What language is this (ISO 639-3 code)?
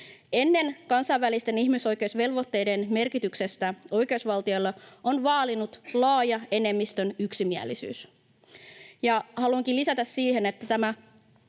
fin